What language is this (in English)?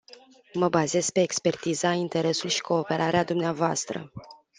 Romanian